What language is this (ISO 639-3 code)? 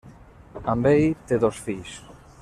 cat